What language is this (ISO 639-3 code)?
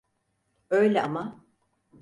tur